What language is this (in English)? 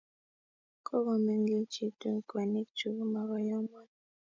Kalenjin